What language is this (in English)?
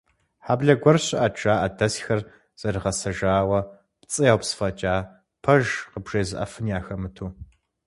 Kabardian